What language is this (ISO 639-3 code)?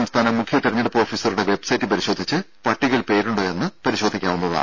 mal